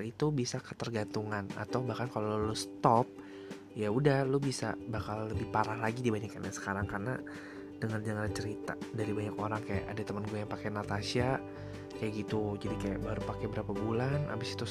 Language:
Indonesian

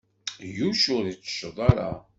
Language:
Kabyle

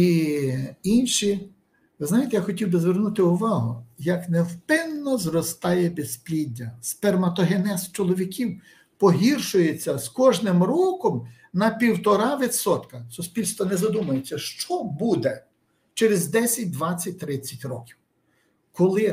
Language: Ukrainian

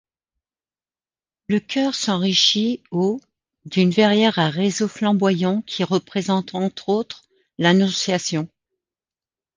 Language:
French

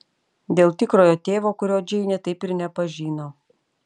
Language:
Lithuanian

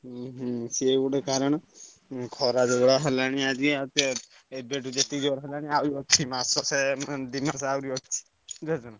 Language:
Odia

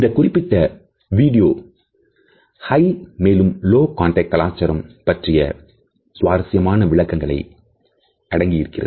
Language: Tamil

